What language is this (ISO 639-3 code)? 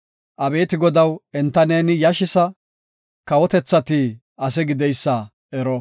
gof